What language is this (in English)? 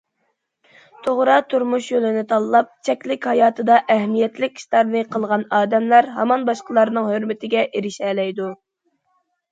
Uyghur